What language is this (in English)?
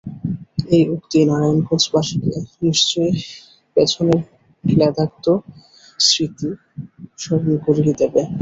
Bangla